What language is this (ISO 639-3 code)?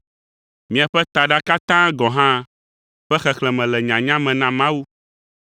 ewe